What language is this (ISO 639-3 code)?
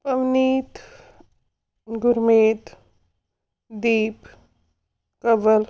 pan